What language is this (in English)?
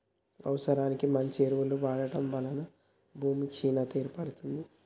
Telugu